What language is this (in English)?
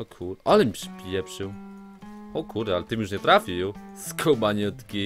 Polish